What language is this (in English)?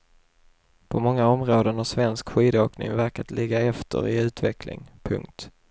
Swedish